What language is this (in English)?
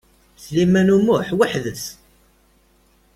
Kabyle